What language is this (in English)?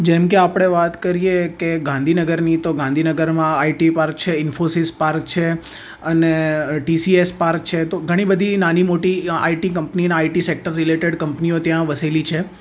Gujarati